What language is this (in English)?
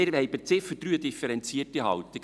Swiss German